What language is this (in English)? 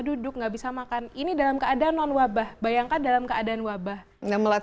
Indonesian